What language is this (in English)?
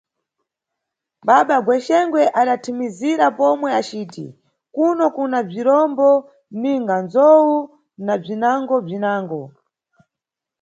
Nyungwe